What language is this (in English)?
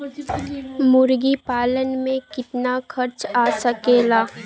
Bhojpuri